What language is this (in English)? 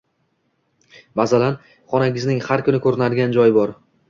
Uzbek